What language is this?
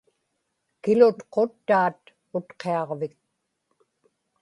Inupiaq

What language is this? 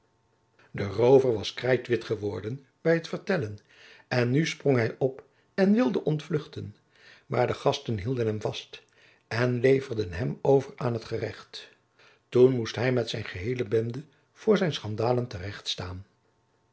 Dutch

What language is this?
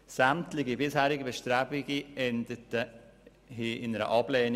Swiss German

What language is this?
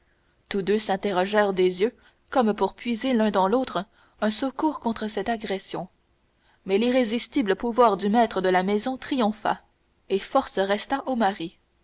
French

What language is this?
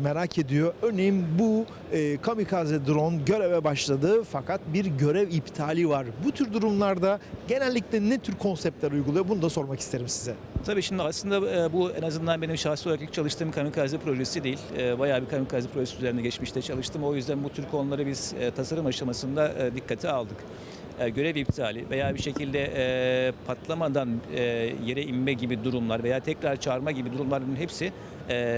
Turkish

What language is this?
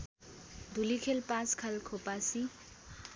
Nepali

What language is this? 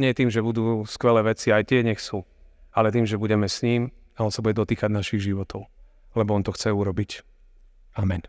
Slovak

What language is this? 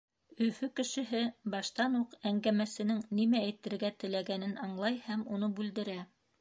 Bashkir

